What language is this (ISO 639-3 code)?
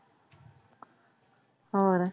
pan